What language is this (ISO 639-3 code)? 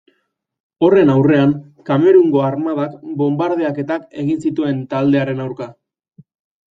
eus